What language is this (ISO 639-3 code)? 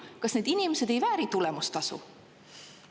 est